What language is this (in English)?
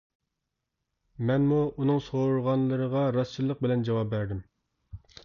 Uyghur